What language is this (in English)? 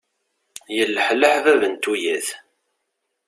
Kabyle